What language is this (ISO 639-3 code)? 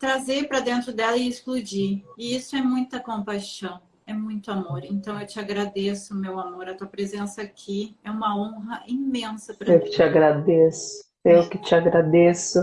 por